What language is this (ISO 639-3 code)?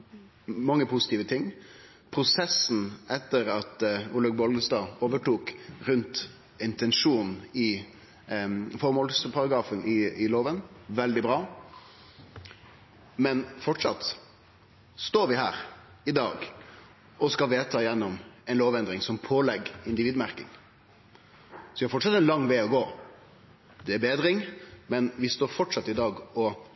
nno